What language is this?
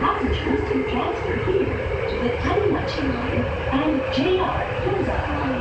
Japanese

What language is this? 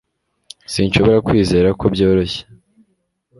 Kinyarwanda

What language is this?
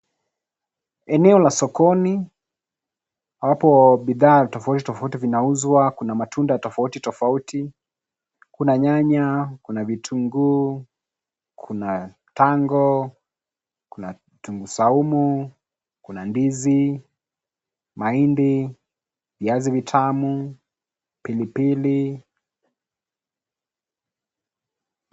Swahili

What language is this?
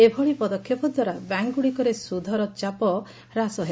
Odia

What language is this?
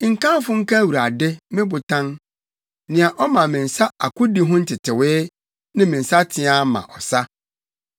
Akan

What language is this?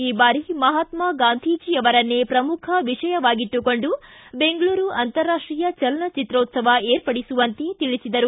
Kannada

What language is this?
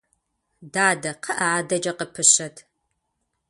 Kabardian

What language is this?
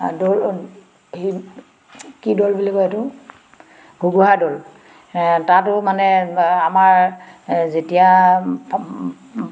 Assamese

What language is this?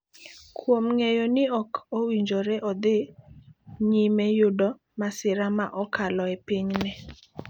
Luo (Kenya and Tanzania)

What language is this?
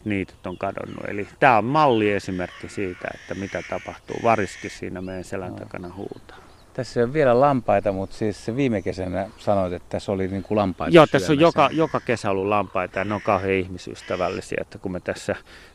Finnish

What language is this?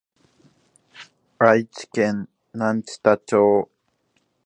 Japanese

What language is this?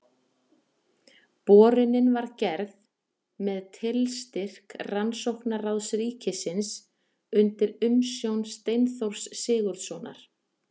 Icelandic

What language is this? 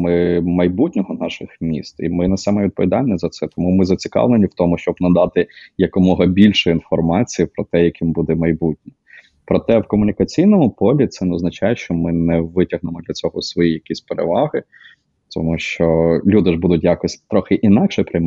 Ukrainian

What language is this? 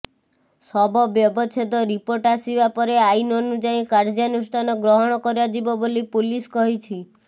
Odia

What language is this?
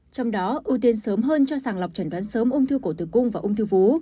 Vietnamese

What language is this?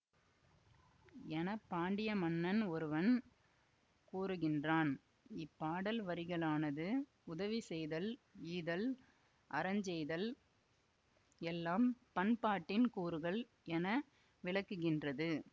Tamil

